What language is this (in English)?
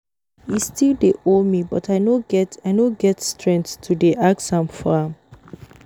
Nigerian Pidgin